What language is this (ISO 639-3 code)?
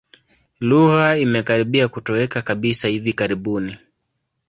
swa